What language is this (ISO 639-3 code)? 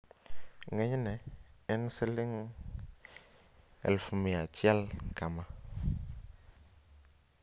luo